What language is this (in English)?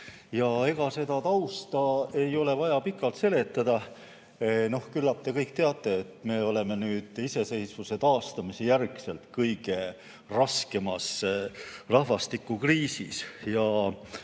Estonian